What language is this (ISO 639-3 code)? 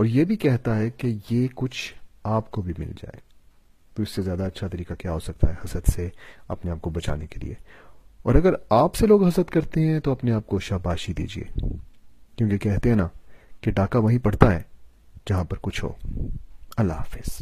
urd